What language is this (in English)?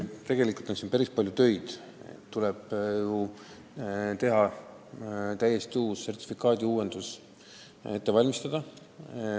Estonian